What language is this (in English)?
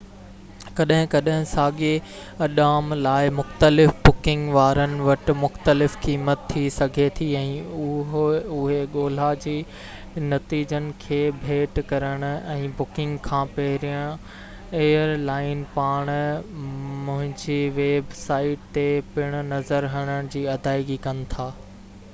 Sindhi